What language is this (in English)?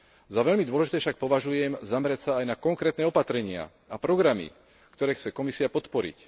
Slovak